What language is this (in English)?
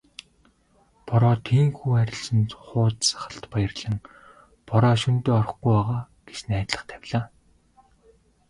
Mongolian